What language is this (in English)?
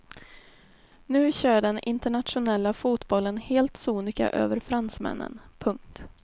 Swedish